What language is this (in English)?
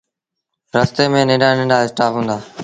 Sindhi Bhil